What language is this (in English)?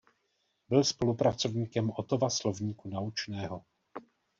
Czech